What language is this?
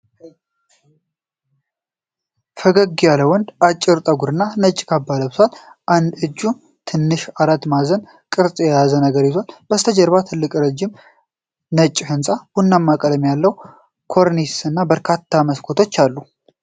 Amharic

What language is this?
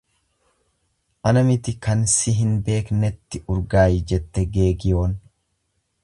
Oromo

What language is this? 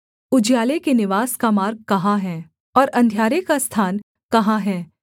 Hindi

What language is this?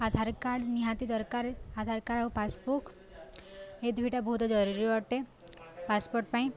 Odia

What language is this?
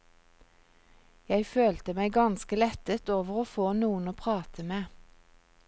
Norwegian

